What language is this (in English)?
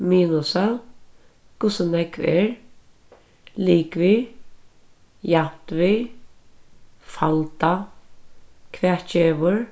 Faroese